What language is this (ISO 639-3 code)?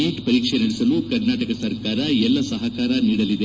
kan